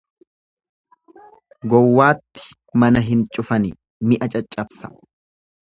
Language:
Oromo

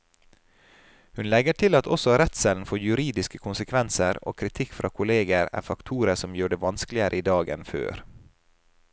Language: Norwegian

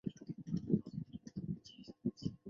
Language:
Chinese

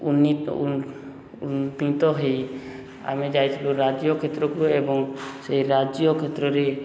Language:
Odia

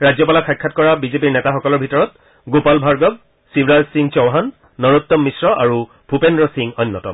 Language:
Assamese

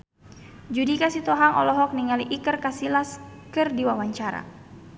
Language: Sundanese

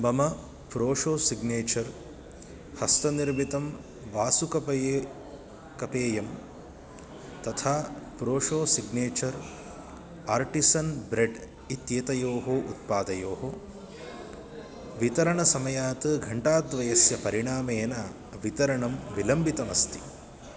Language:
Sanskrit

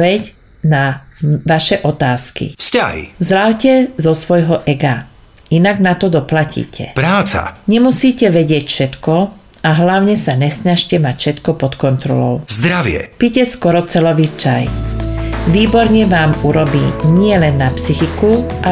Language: Slovak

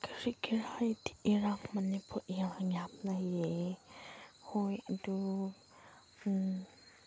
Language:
Manipuri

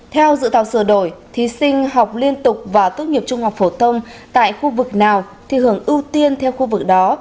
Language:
Vietnamese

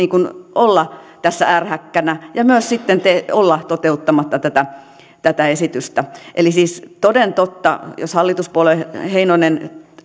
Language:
Finnish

